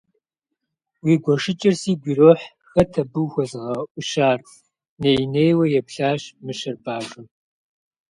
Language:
Kabardian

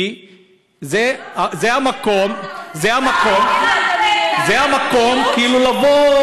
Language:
Hebrew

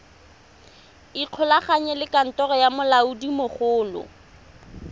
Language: Tswana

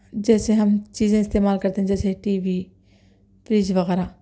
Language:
Urdu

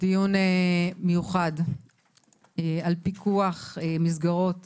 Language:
Hebrew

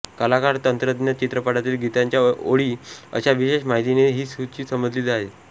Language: Marathi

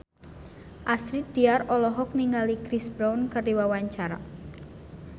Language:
Sundanese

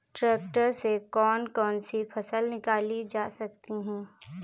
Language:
Hindi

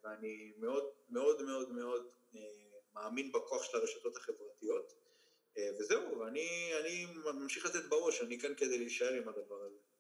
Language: Hebrew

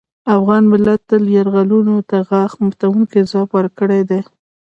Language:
Pashto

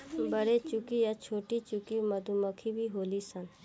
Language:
Bhojpuri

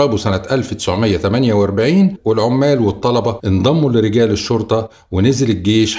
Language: Arabic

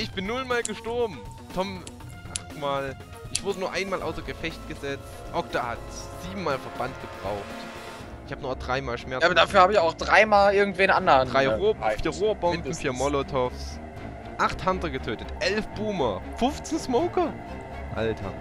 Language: German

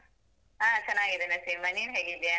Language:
Kannada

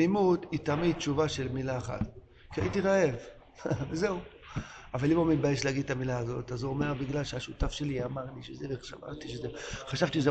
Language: Hebrew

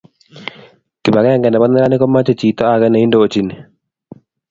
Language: Kalenjin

